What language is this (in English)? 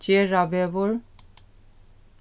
Faroese